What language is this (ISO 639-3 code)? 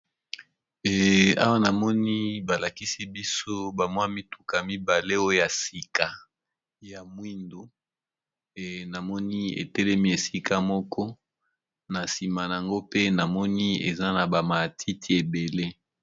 lin